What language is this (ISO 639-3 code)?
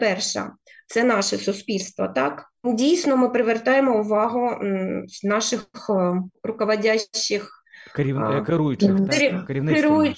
ukr